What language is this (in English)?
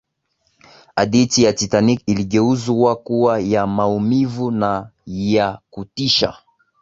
Swahili